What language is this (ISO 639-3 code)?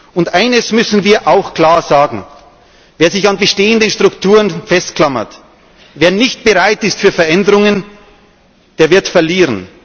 deu